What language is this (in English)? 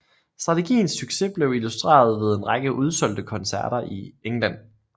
Danish